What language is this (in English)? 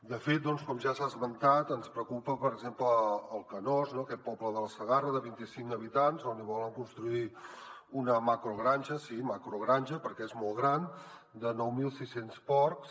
Catalan